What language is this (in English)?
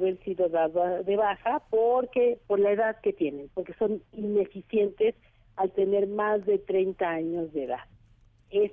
Spanish